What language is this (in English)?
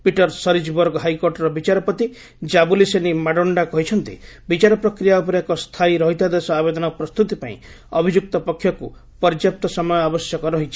Odia